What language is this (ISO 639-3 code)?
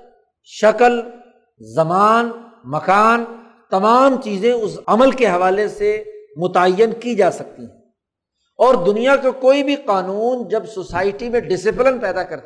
urd